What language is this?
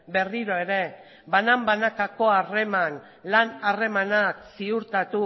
Basque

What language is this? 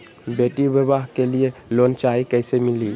Magahi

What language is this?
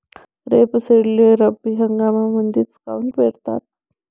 Marathi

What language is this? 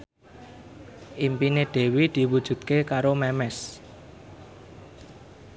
Javanese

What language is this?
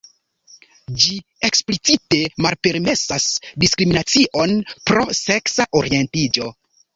Esperanto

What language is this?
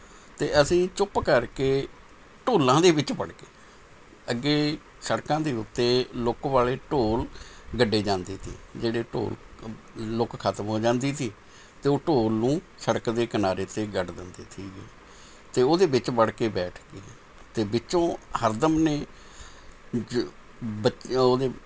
Punjabi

